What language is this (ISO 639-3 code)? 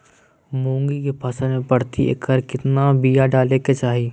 mag